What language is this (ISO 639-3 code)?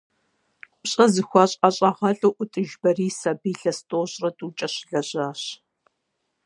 kbd